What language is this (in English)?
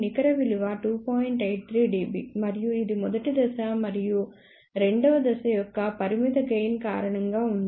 Telugu